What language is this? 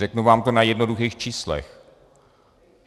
Czech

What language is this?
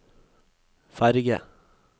Norwegian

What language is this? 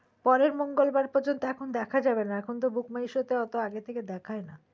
Bangla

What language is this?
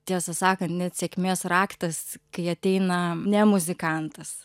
Lithuanian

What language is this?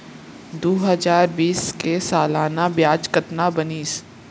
Chhattisgarhi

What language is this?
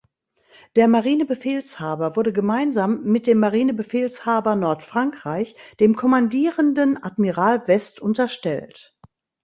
German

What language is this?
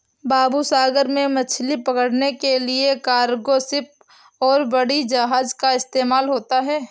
Hindi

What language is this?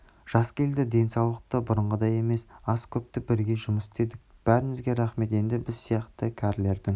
Kazakh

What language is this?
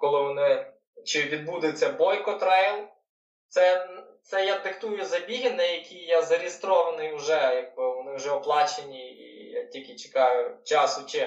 Ukrainian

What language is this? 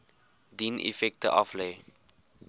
Afrikaans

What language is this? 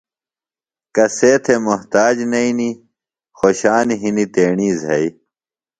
Phalura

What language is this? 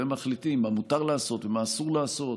Hebrew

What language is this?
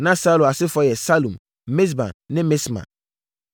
Akan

